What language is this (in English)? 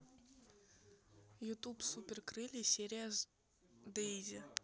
Russian